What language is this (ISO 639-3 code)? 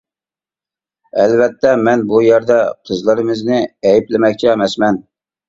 uig